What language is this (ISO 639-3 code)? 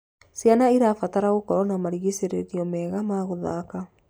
kik